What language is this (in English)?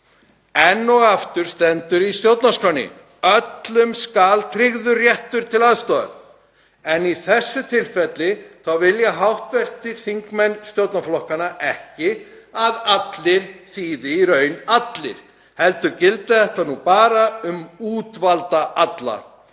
Icelandic